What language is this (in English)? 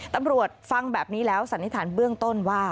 Thai